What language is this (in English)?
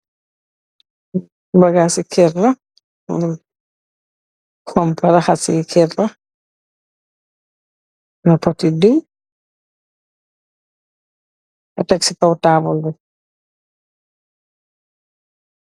Wolof